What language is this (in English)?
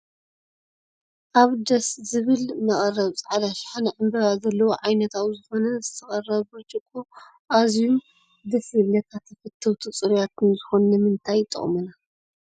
Tigrinya